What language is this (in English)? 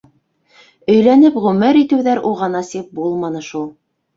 Bashkir